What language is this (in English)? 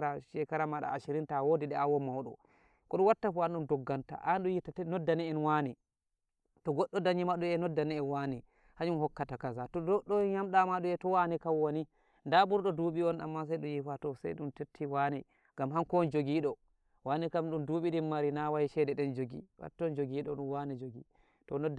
Nigerian Fulfulde